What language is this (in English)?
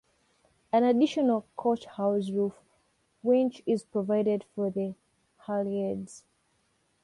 English